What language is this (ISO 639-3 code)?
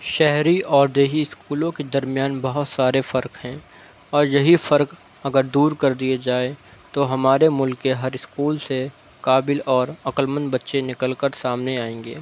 urd